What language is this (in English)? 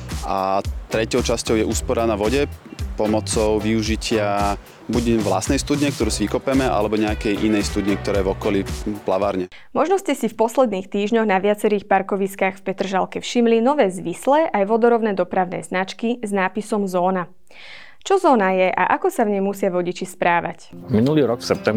Slovak